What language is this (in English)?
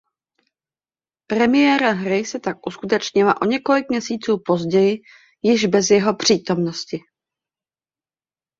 Czech